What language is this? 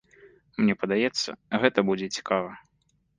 Belarusian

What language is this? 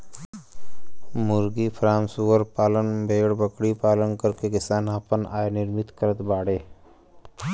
Bhojpuri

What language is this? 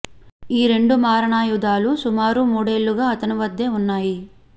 Telugu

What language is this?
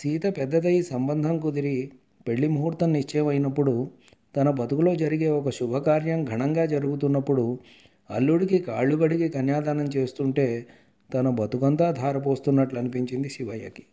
Telugu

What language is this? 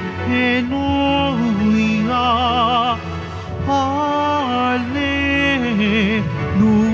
Filipino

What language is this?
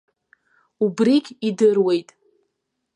Abkhazian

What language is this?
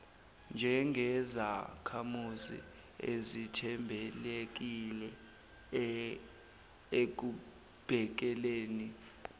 Zulu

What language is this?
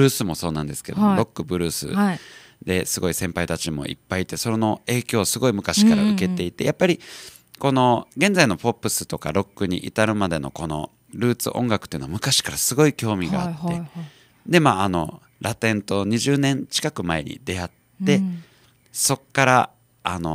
Japanese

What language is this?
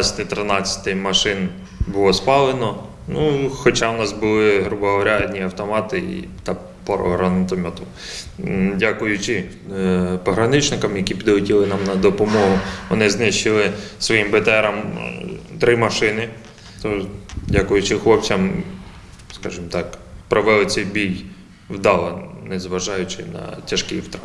Ukrainian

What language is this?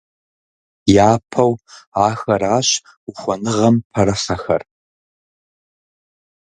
Kabardian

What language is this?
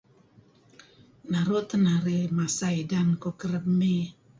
Kelabit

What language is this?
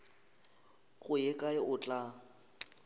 Northern Sotho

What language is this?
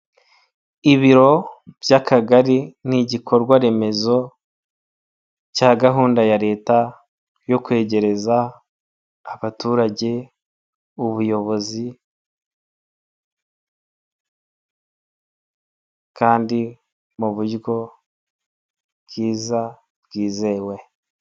Kinyarwanda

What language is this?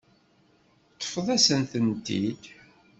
Kabyle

